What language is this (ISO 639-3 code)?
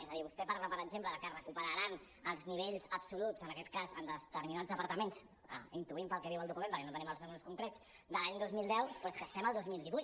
cat